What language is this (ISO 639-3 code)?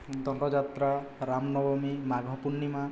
ori